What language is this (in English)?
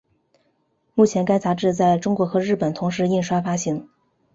Chinese